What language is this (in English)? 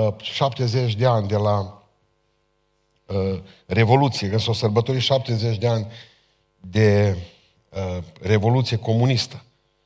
Romanian